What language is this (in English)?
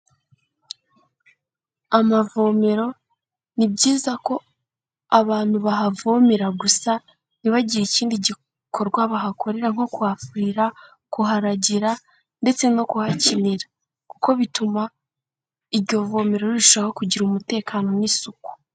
Kinyarwanda